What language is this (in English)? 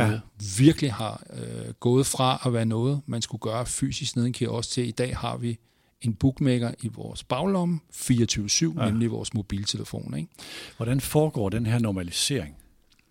Danish